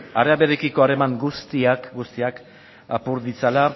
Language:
Basque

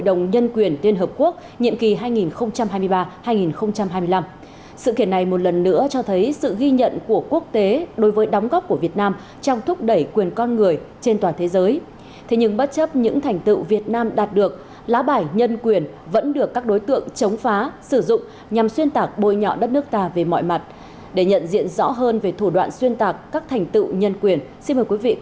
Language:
Vietnamese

